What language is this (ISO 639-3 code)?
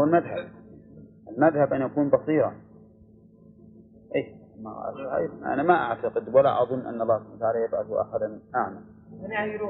ara